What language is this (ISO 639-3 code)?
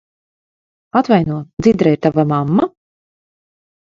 lav